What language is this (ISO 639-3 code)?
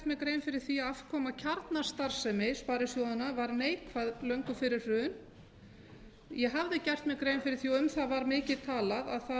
isl